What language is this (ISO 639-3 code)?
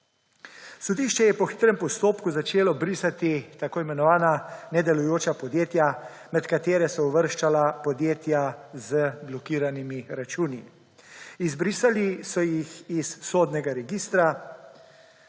slv